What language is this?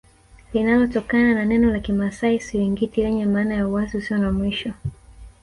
Swahili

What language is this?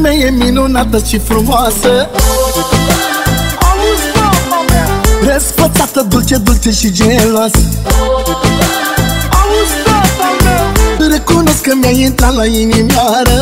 Romanian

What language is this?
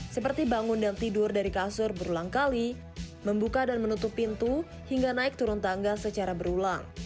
Indonesian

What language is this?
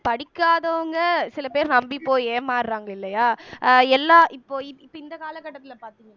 Tamil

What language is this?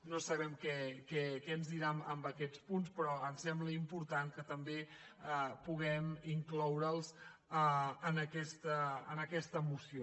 Catalan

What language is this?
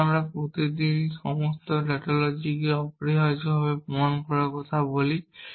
Bangla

